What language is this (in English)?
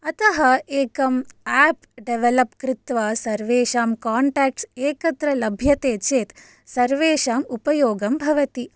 Sanskrit